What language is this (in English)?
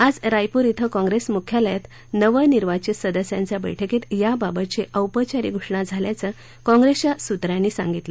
Marathi